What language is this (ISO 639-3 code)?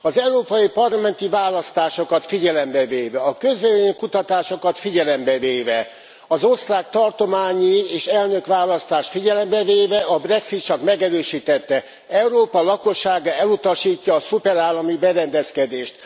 hun